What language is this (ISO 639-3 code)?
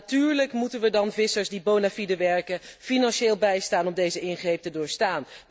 nld